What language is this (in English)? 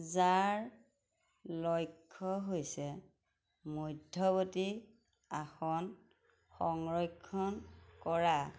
Assamese